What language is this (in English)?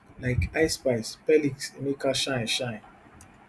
Nigerian Pidgin